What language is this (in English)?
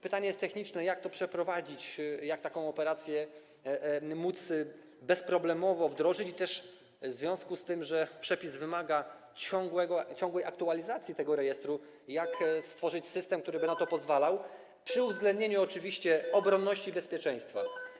Polish